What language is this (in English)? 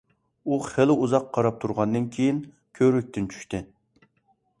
Uyghur